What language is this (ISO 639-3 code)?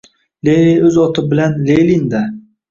uzb